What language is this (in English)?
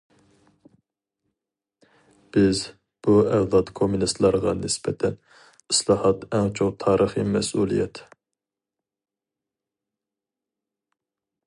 Uyghur